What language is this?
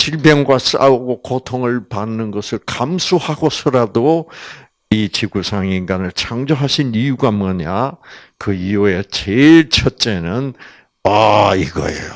Korean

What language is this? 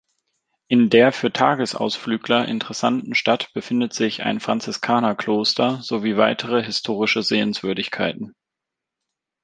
German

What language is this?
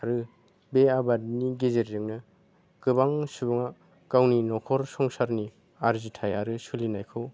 Bodo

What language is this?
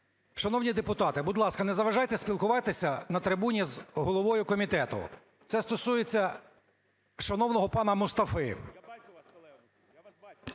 Ukrainian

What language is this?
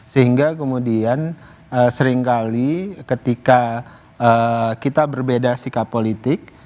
Indonesian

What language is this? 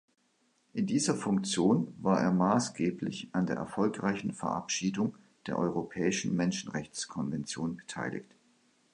German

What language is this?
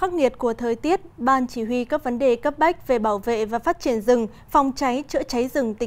Vietnamese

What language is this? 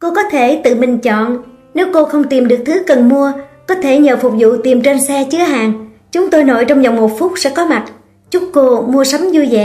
Vietnamese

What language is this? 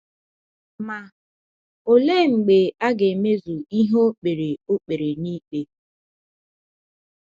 Igbo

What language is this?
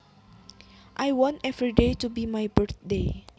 Javanese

